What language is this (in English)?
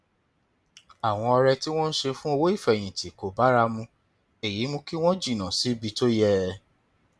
Yoruba